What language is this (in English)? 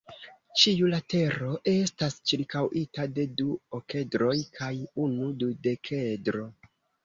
Esperanto